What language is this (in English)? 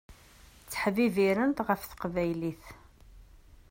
Kabyle